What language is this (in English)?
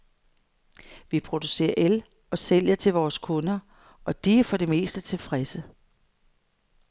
Danish